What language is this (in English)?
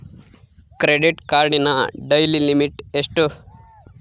Kannada